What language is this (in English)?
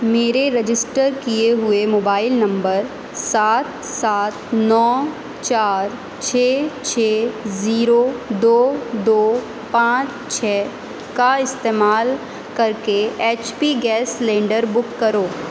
Urdu